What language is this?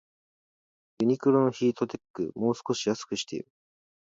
Japanese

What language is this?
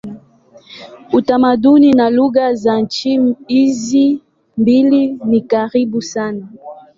Swahili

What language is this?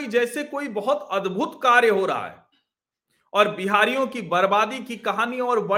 Hindi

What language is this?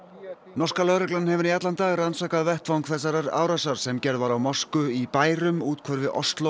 Icelandic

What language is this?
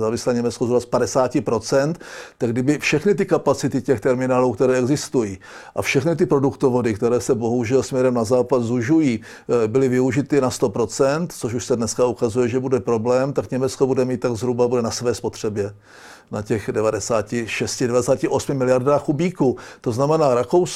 Czech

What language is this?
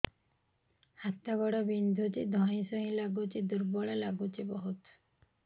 Odia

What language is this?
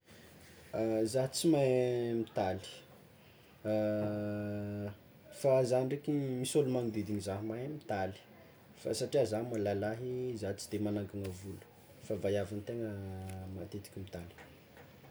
Tsimihety Malagasy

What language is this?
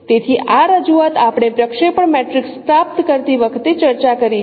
Gujarati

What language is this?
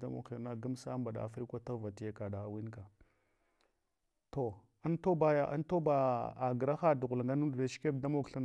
Hwana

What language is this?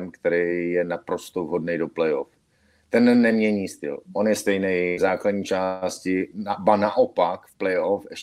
Czech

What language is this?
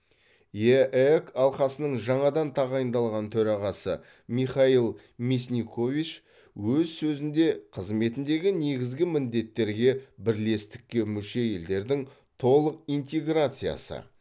Kazakh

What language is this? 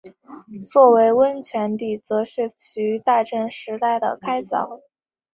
Chinese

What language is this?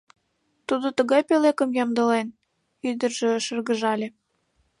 Mari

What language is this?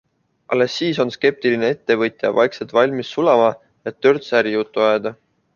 Estonian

